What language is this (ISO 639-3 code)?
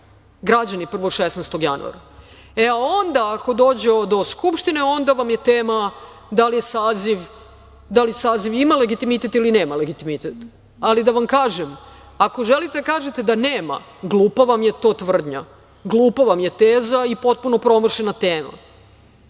srp